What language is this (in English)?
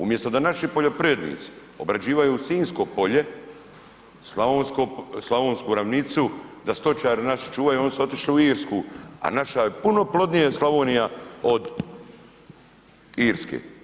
Croatian